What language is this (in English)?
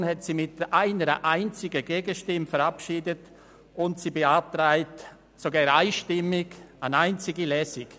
Swiss German